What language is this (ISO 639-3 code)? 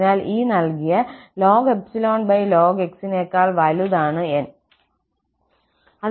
mal